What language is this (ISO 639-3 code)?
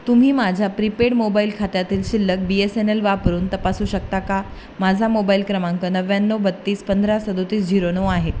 mar